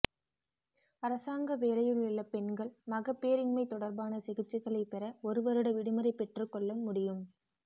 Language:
Tamil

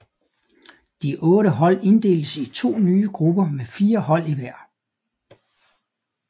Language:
Danish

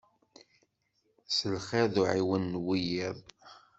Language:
Kabyle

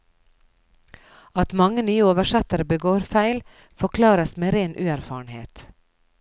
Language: Norwegian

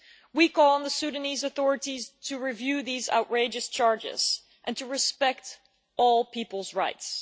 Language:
English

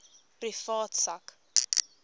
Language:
Afrikaans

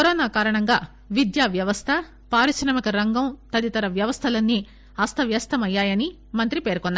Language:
Telugu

